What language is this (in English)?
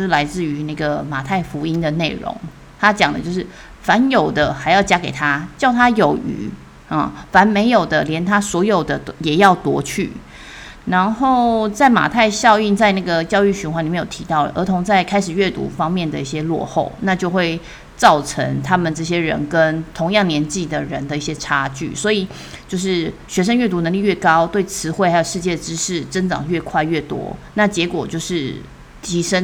Chinese